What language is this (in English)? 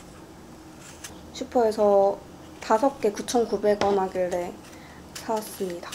Korean